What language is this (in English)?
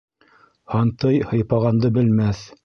Bashkir